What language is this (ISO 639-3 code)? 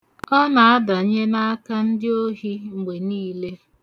ibo